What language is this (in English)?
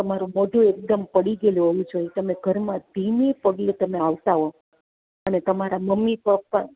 Gujarati